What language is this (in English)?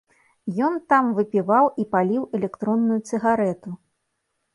Belarusian